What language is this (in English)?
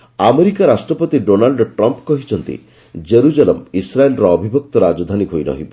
Odia